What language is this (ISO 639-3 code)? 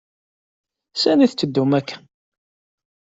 kab